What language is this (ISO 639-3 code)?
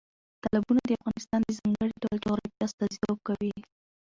pus